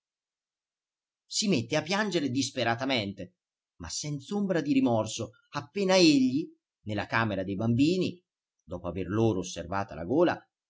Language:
Italian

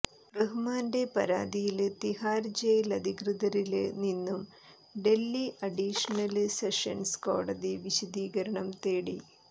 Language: Malayalam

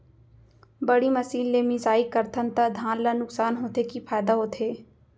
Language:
Chhattisgarhi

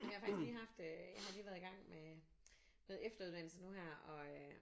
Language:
Danish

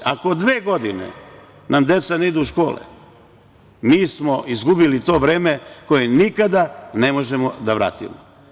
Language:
Serbian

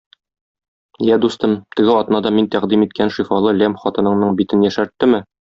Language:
Tatar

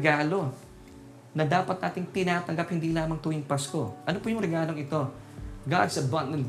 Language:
Filipino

